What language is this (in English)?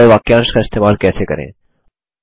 Hindi